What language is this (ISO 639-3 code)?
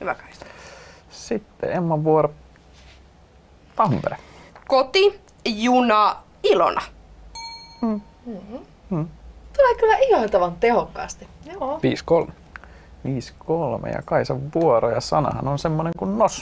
fin